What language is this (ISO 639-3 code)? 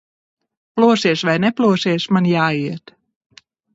lav